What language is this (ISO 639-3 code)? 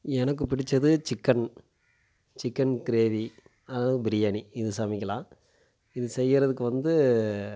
tam